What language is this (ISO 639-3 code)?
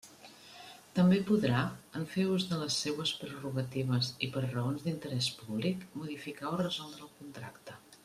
cat